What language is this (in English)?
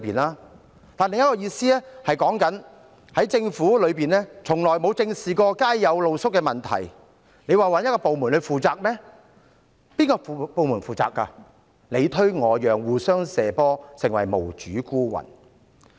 Cantonese